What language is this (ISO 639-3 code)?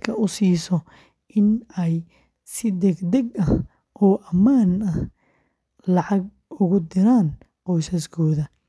som